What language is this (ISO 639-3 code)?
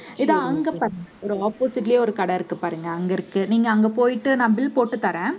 tam